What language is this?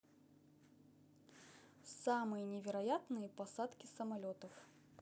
Russian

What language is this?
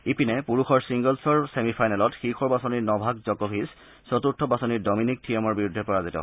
Assamese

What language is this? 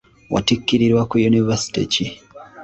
Ganda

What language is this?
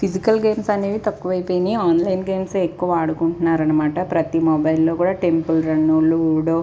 Telugu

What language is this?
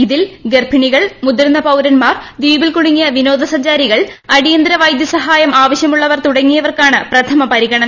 Malayalam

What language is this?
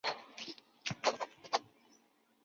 Chinese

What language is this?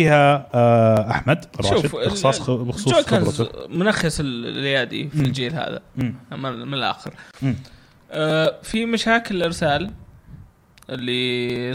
Arabic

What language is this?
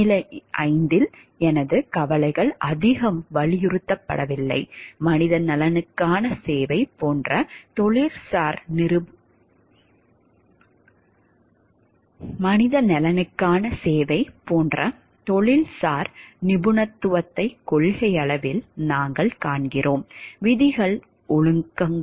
Tamil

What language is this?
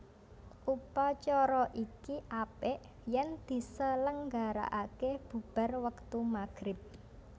Javanese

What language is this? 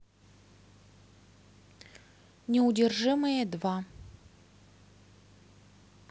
Russian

